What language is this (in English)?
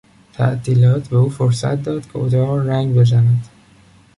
Persian